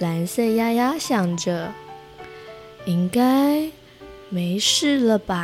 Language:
Chinese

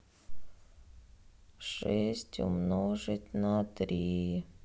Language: Russian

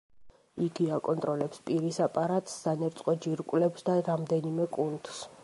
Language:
Georgian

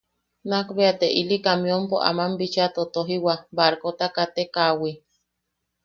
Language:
Yaqui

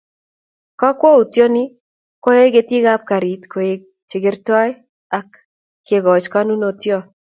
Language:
Kalenjin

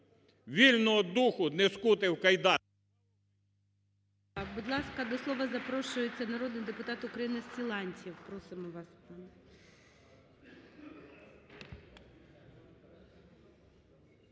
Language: Ukrainian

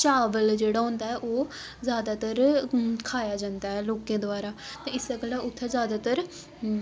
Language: Dogri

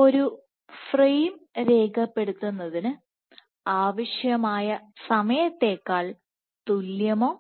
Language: Malayalam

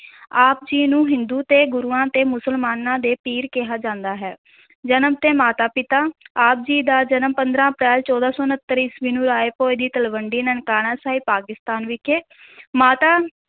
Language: Punjabi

